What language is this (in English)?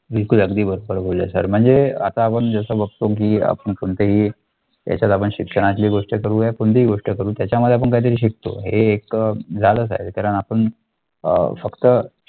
Marathi